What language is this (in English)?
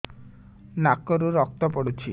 Odia